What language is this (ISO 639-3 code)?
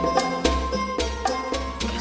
ind